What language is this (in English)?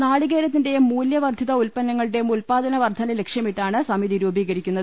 Malayalam